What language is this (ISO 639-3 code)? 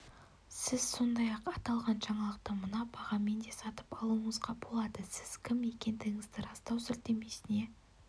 kaz